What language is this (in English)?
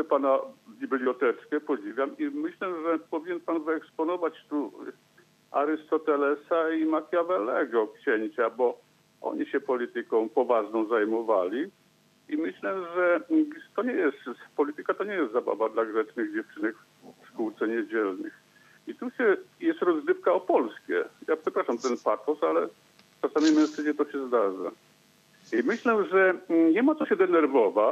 Polish